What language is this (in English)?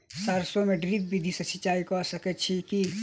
Maithili